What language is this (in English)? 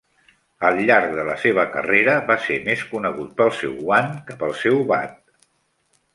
Catalan